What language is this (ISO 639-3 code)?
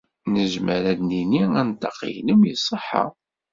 kab